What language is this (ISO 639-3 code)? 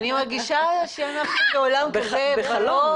heb